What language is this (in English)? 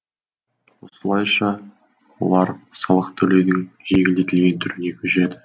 Kazakh